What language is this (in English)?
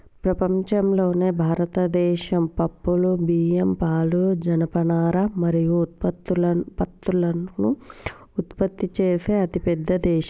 Telugu